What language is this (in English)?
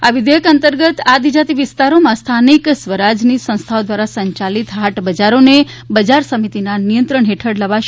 Gujarati